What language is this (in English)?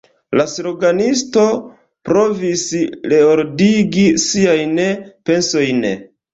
Esperanto